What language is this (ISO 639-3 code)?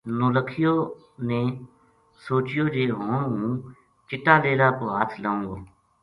gju